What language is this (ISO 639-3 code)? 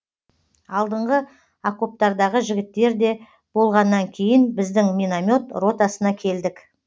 kaz